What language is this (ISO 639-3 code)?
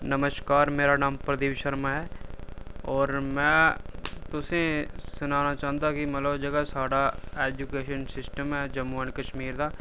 doi